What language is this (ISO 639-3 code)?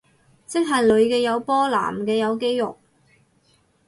yue